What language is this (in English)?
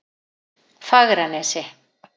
Icelandic